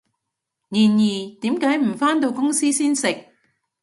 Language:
Cantonese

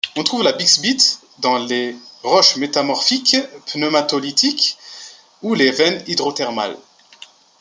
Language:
French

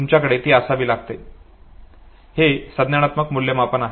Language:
Marathi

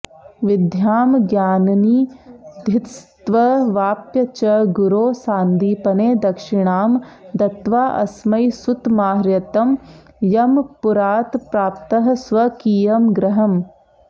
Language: Sanskrit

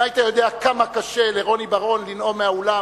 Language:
Hebrew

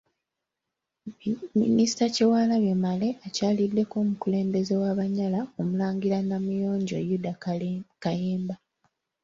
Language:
Ganda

